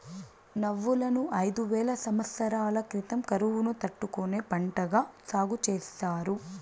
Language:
Telugu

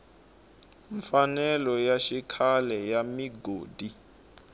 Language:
Tsonga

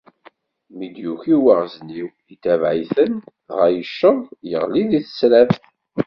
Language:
Kabyle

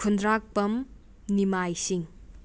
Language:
Manipuri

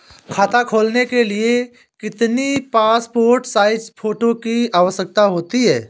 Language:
Hindi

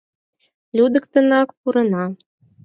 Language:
Mari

